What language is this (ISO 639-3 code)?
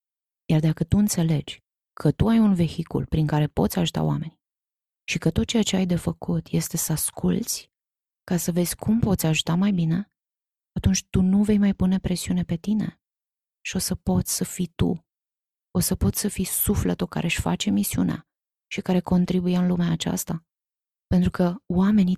ron